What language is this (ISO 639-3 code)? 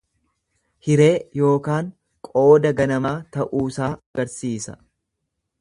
orm